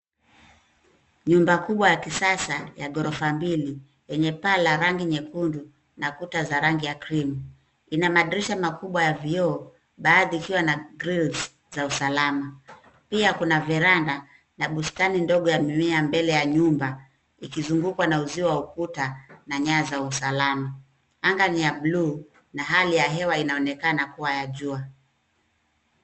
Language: Swahili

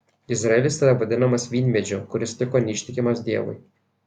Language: Lithuanian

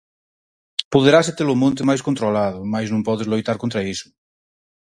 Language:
Galician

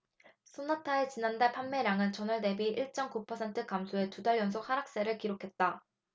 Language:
Korean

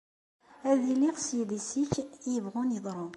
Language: Kabyle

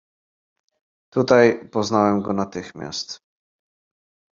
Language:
Polish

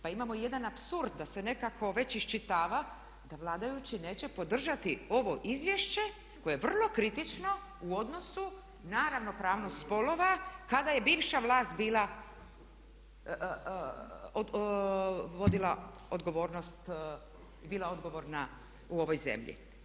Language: Croatian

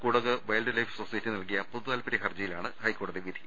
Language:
Malayalam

